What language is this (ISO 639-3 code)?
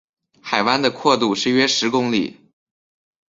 zho